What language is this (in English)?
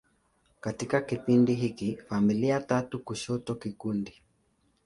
Swahili